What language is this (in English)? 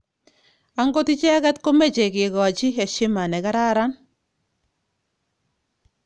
Kalenjin